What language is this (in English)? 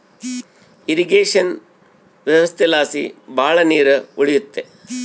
Kannada